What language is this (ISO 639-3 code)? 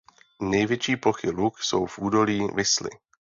ces